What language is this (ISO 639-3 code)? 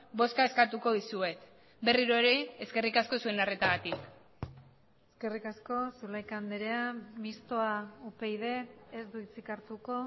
eus